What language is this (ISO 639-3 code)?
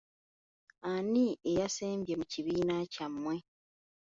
lug